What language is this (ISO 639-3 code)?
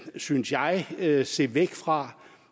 dan